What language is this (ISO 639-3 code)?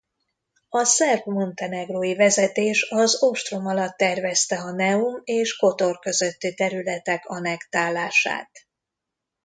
hun